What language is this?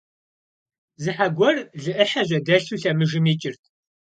Kabardian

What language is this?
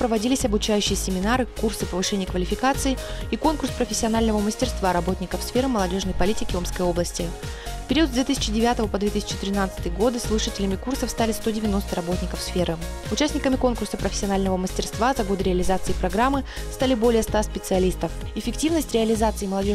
Russian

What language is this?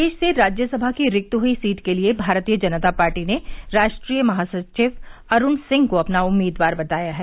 Hindi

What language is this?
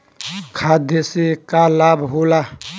Bhojpuri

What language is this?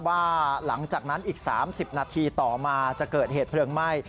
Thai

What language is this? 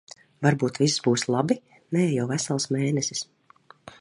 Latvian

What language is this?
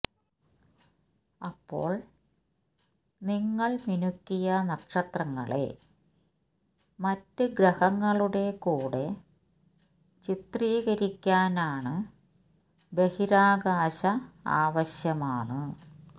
Malayalam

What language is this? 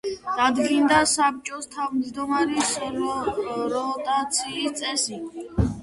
Georgian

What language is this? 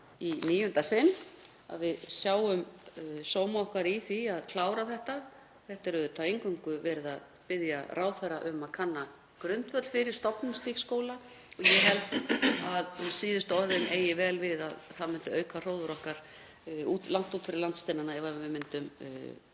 Icelandic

